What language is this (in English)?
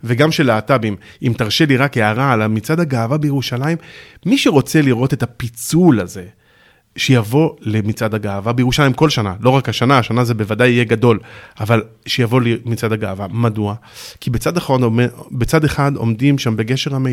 Hebrew